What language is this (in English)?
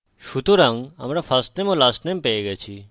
Bangla